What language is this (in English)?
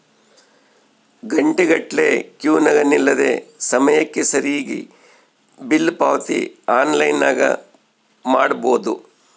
Kannada